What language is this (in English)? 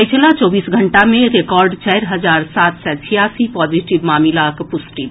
Maithili